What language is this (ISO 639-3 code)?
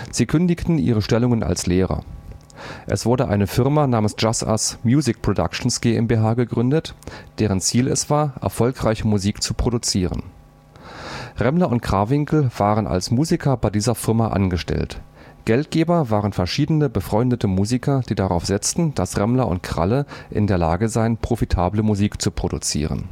deu